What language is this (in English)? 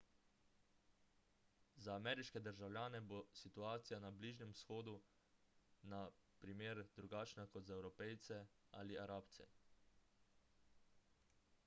Slovenian